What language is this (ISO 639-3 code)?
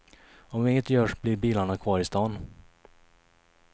swe